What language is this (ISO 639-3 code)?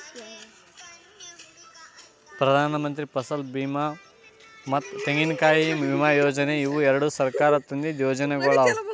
kan